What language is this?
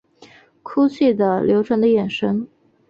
Chinese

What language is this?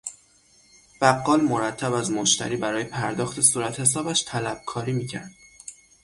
Persian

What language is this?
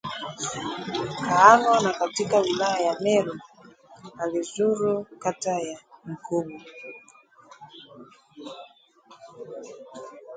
Swahili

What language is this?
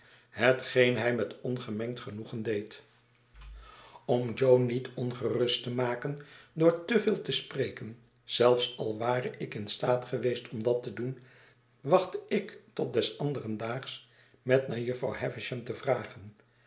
Dutch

